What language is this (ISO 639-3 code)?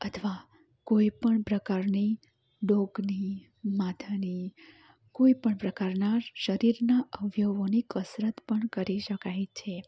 guj